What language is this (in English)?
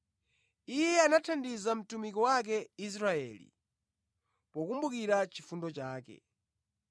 Nyanja